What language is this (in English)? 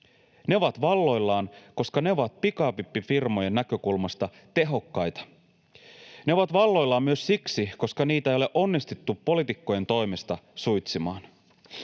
Finnish